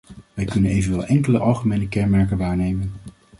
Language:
Dutch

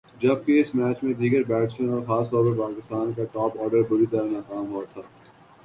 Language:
Urdu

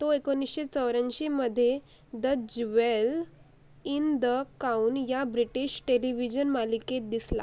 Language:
Marathi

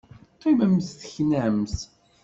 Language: Kabyle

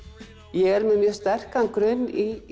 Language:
Icelandic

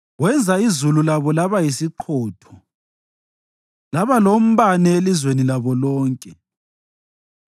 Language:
North Ndebele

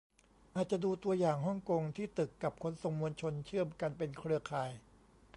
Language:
Thai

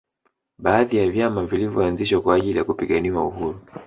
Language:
Swahili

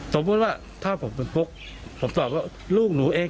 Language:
Thai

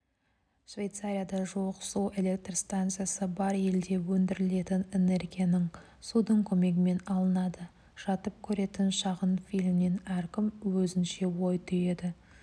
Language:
Kazakh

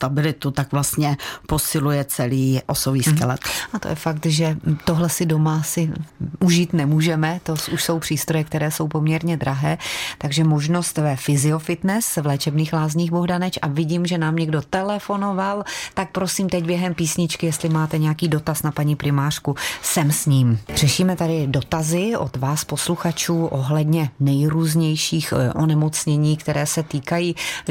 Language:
Czech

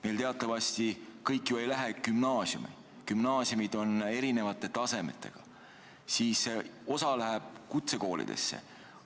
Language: Estonian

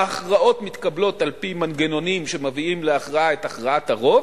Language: Hebrew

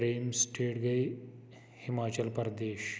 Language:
Kashmiri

